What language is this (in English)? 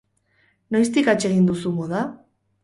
Basque